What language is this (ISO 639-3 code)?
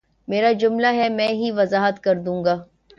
urd